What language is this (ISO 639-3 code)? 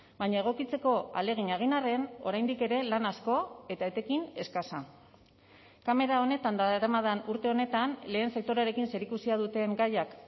eus